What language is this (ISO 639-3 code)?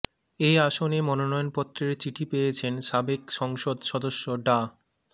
ben